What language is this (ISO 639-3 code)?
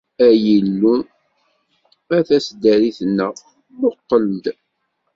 kab